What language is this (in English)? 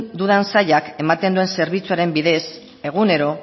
Basque